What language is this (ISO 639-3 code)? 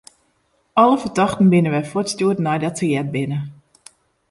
fry